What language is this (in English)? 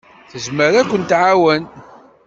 Kabyle